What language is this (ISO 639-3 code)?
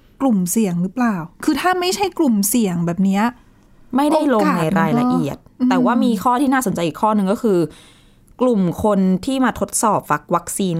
tha